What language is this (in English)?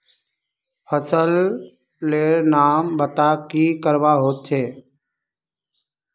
Magahi